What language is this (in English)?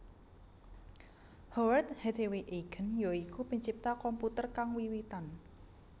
Javanese